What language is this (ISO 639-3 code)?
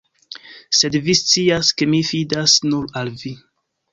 epo